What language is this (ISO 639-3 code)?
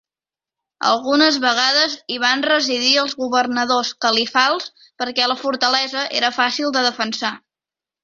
cat